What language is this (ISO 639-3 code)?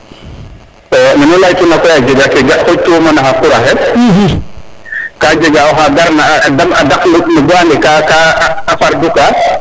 srr